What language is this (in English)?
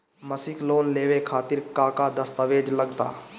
Bhojpuri